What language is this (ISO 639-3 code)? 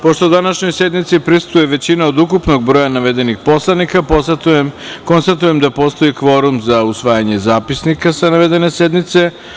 srp